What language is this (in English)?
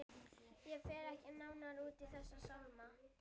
Icelandic